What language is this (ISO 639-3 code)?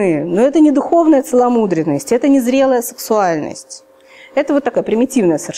rus